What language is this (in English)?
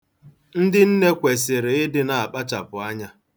Igbo